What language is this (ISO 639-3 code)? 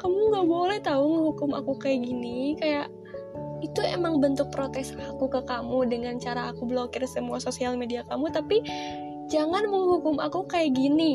ind